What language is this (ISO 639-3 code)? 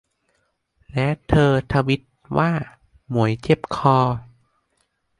tha